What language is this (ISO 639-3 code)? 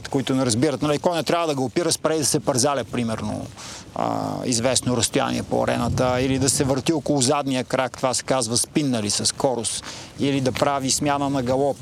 bul